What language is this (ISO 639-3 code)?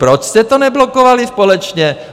ces